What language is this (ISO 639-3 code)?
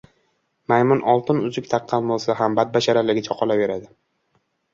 uzb